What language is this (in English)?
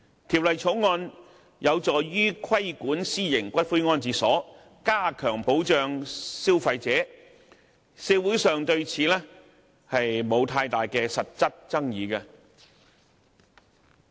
Cantonese